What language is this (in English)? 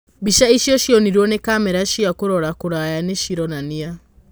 Kikuyu